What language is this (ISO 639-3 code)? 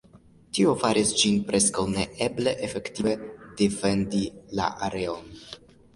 epo